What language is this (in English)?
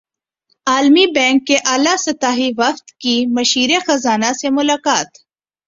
Urdu